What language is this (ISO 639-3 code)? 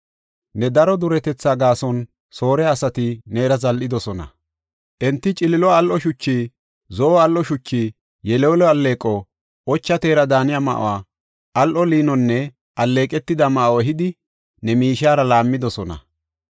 gof